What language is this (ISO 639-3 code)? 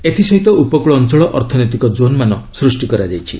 ori